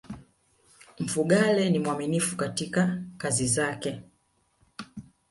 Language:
Swahili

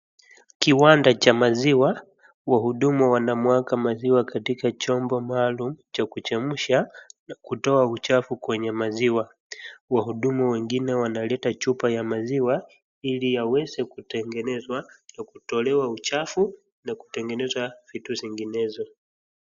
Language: Swahili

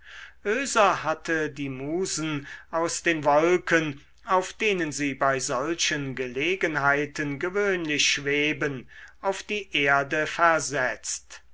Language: German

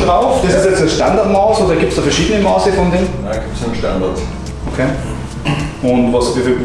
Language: German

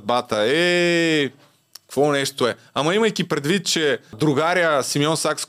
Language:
Bulgarian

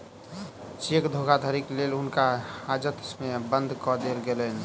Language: Maithili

